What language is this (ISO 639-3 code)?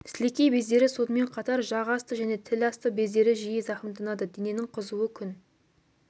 kaz